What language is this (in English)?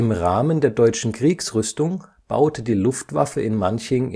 German